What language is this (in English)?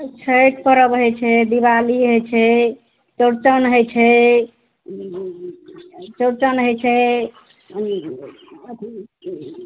Maithili